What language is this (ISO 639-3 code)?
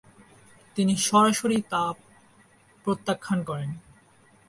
ben